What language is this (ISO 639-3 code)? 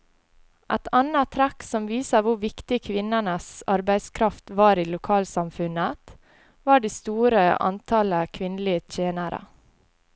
nor